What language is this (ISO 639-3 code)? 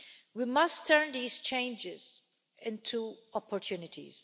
eng